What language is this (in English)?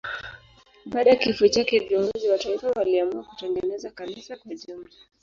Swahili